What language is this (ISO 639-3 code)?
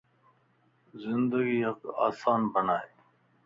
lss